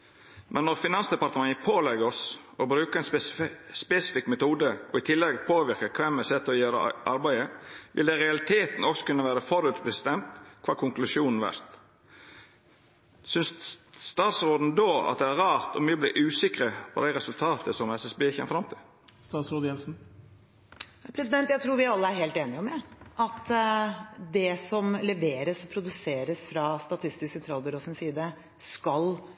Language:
Norwegian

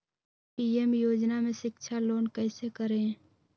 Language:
Magahi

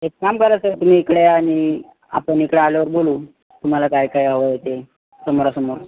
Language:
Marathi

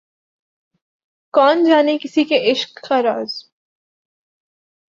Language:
Urdu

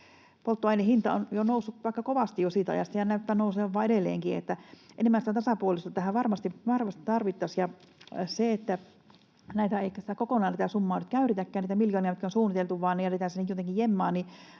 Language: Finnish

